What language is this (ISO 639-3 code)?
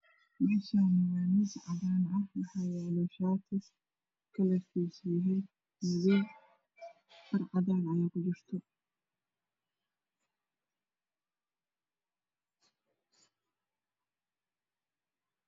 som